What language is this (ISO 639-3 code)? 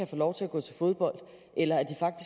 dan